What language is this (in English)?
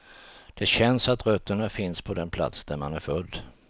Swedish